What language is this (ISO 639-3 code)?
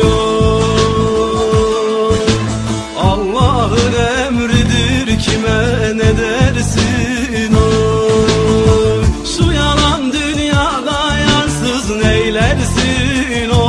tur